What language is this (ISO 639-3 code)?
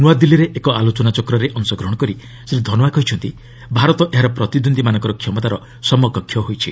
ori